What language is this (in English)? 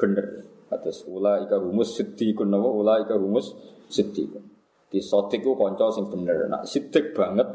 Indonesian